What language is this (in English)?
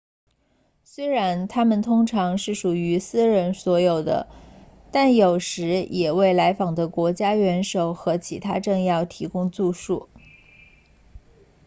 Chinese